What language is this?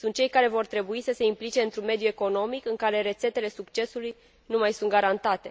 Romanian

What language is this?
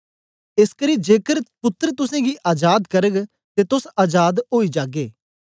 Dogri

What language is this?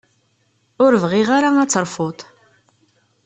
Kabyle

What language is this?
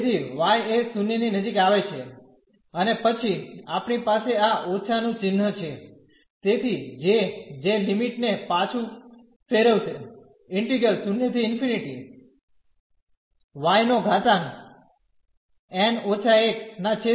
Gujarati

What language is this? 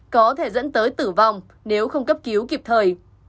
Vietnamese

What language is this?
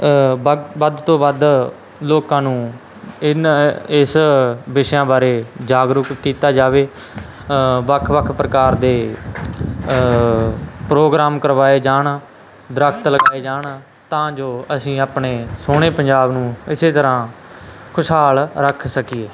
Punjabi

